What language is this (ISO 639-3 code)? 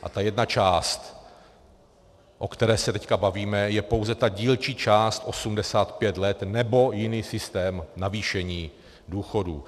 ces